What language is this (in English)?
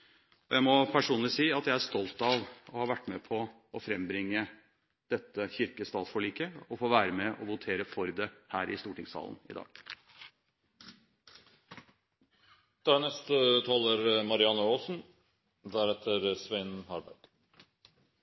Norwegian Bokmål